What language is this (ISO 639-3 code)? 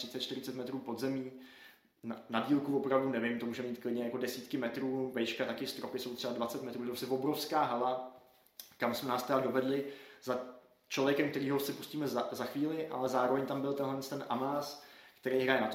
ces